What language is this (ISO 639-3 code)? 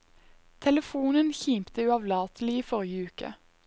nor